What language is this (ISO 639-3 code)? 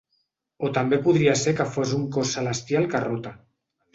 cat